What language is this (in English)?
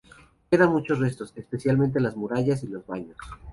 Spanish